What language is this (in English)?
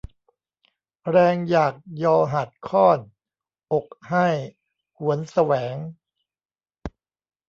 Thai